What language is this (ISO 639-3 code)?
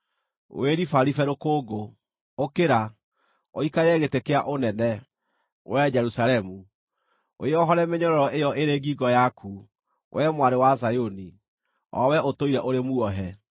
kik